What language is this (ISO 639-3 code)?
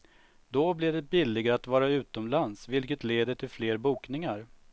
swe